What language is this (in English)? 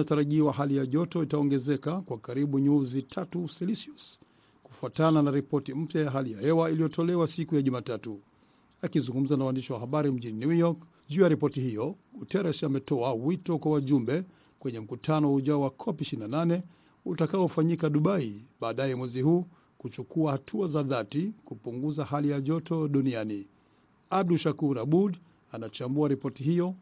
Swahili